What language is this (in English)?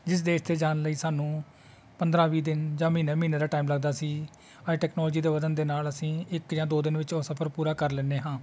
Punjabi